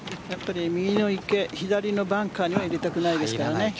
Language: Japanese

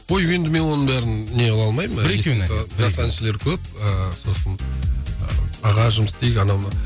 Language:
Kazakh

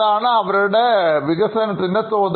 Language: Malayalam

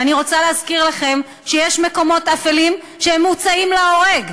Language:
Hebrew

